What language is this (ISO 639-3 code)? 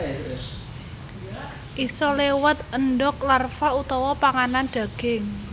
jav